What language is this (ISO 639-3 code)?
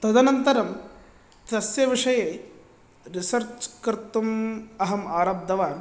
san